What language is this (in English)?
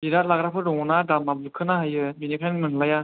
Bodo